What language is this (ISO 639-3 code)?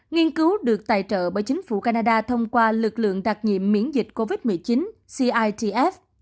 vie